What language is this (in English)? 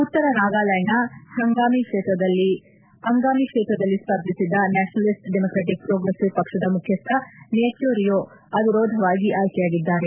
Kannada